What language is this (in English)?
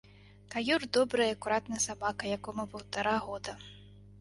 Belarusian